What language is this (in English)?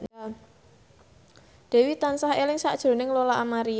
Javanese